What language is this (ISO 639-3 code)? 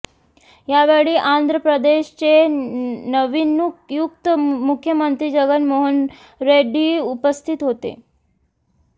mar